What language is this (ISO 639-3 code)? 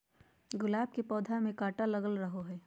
mag